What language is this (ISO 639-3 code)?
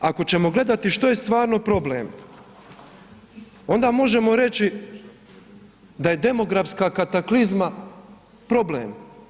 hrv